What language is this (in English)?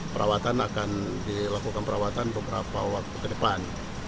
Indonesian